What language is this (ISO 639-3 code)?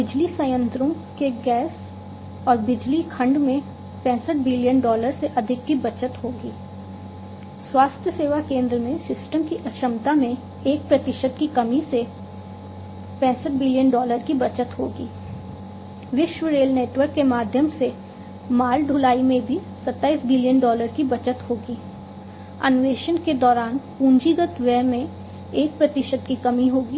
hin